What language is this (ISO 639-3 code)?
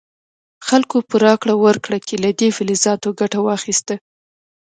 pus